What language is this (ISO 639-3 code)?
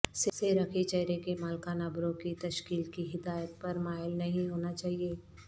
urd